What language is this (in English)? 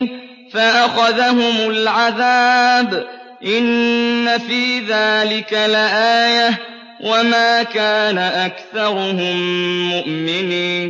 Arabic